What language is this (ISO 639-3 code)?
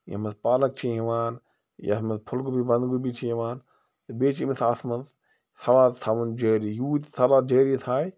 kas